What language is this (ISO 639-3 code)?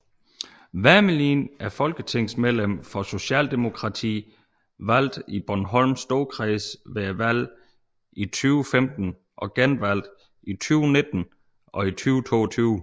dan